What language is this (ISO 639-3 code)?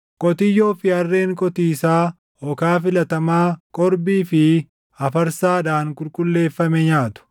orm